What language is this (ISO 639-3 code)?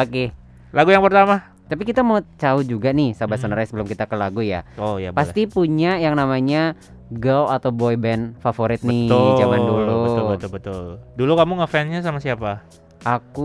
ind